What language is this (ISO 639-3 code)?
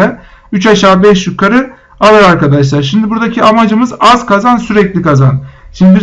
tur